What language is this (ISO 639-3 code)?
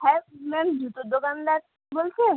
ben